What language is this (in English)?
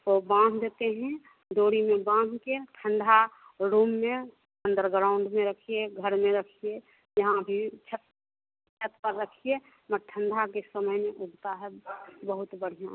Hindi